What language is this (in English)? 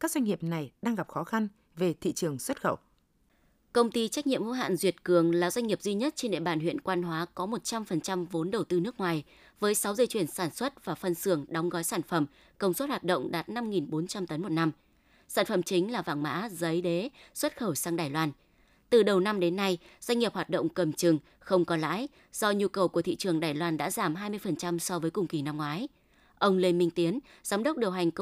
Vietnamese